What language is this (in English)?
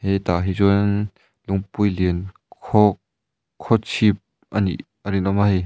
Mizo